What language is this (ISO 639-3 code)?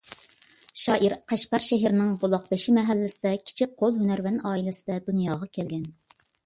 uig